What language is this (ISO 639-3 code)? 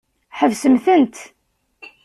kab